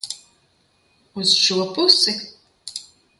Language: Latvian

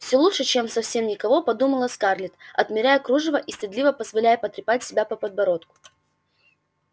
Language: Russian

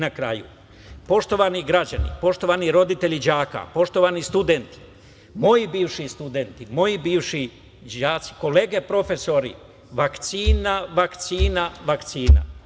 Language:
Serbian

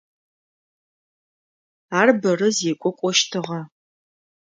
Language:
Adyghe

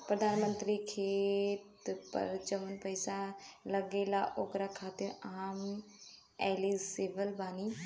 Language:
Bhojpuri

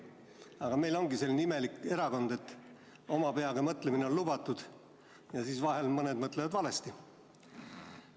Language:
Estonian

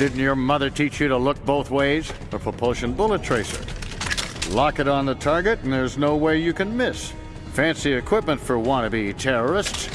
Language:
English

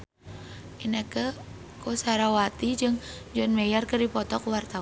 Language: Sundanese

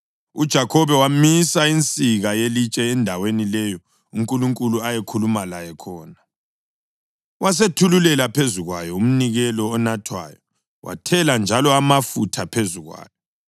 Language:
North Ndebele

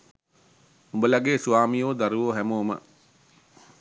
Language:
Sinhala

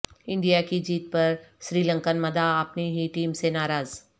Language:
Urdu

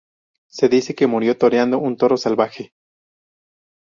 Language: Spanish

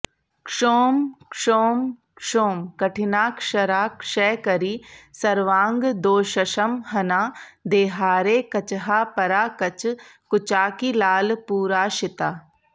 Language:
Sanskrit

